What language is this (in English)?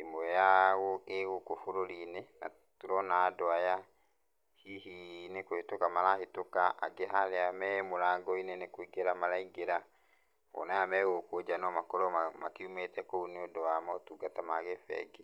Kikuyu